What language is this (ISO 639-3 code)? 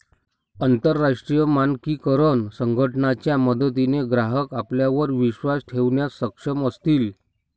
mar